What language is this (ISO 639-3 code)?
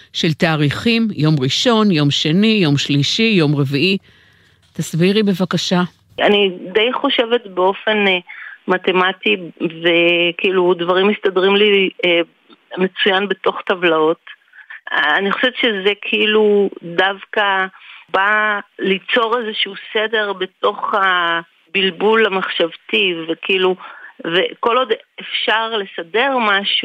heb